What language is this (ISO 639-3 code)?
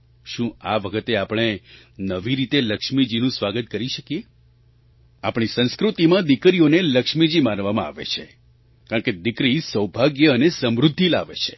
guj